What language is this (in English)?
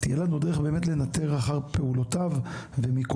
Hebrew